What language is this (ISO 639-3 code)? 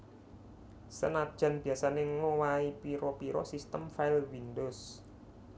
jav